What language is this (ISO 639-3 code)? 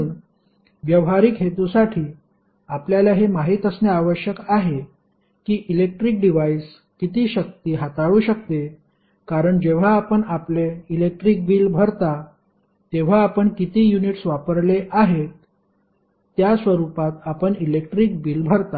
mar